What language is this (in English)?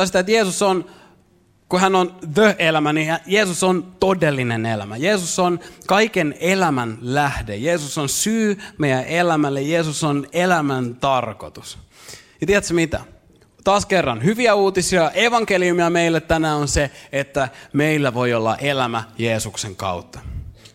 Finnish